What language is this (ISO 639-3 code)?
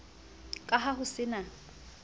sot